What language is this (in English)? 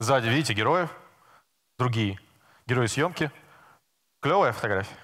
Russian